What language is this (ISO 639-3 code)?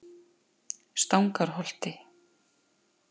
isl